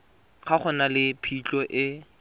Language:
Tswana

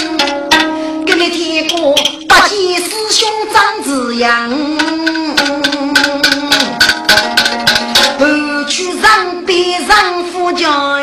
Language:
Chinese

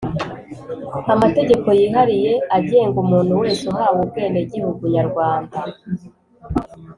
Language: Kinyarwanda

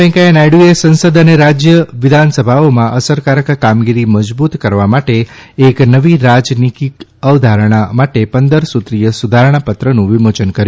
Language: Gujarati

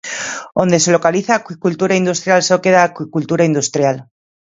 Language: Galician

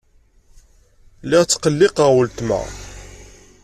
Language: Kabyle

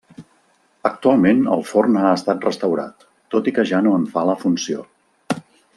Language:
Catalan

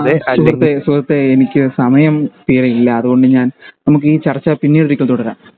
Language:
Malayalam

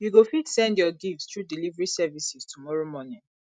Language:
Nigerian Pidgin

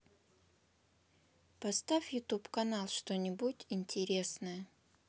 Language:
Russian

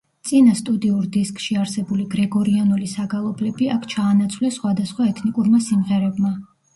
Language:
Georgian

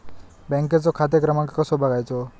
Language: Marathi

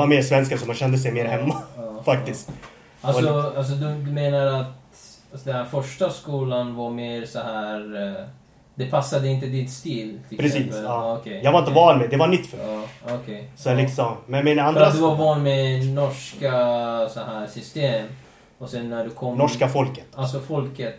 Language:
Swedish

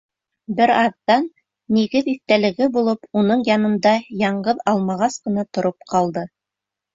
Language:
Bashkir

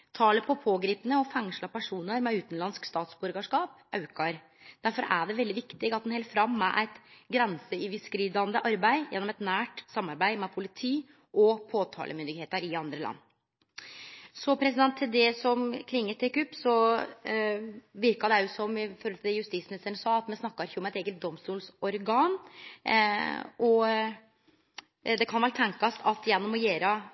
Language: Norwegian Nynorsk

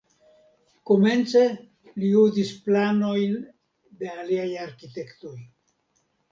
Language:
Esperanto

